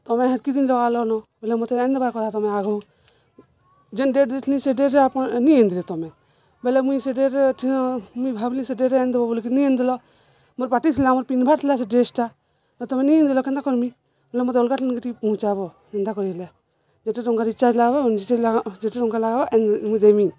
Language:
Odia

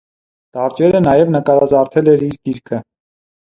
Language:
Armenian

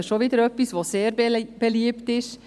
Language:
Swiss German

